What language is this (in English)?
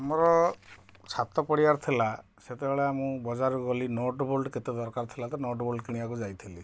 Odia